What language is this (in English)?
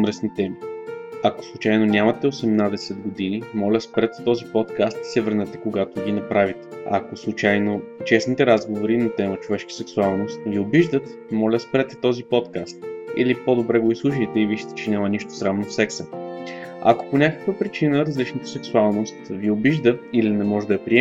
Bulgarian